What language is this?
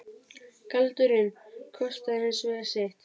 Icelandic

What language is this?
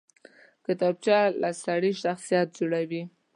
Pashto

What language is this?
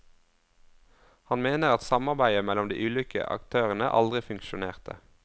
Norwegian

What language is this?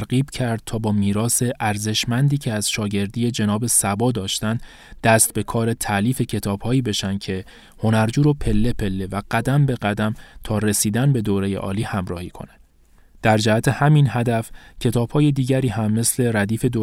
Persian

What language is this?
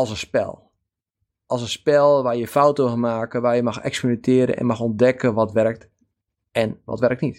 Dutch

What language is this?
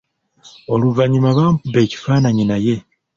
Ganda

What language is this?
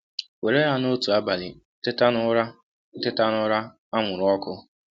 Igbo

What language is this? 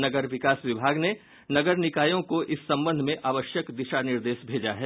Hindi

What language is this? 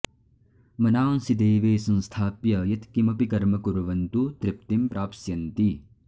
Sanskrit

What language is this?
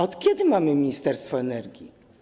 Polish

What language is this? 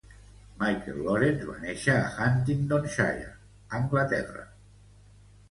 Catalan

